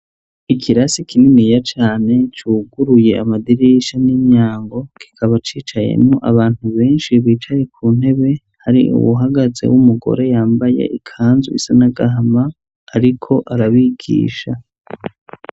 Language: Rundi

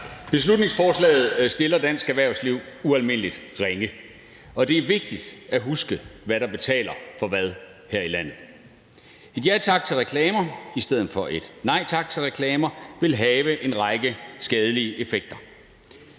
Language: Danish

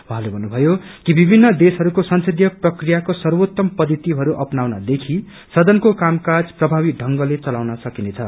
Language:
Nepali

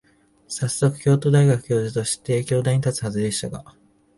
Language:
Japanese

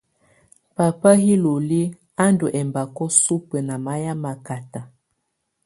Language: Tunen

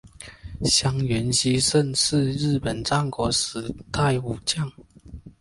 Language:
Chinese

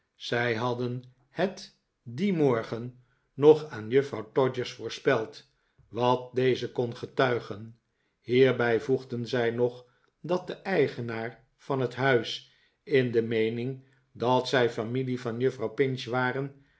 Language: Dutch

